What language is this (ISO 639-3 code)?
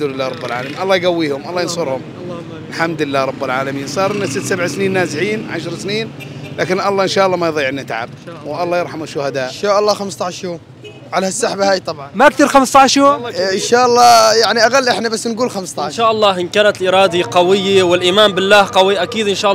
ara